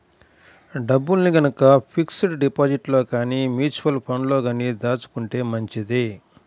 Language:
Telugu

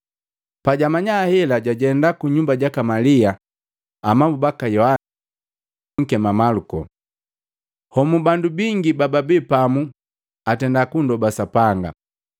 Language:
Matengo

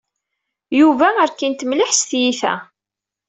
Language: Kabyle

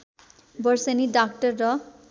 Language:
Nepali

